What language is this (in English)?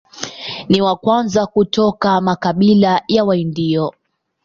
Swahili